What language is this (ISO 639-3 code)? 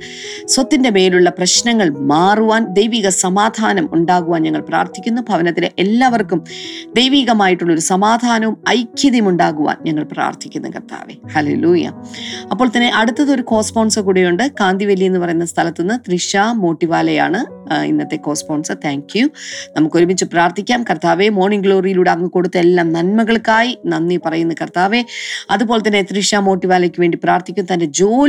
mal